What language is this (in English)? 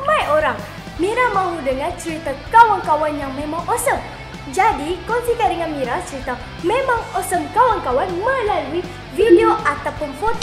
Malay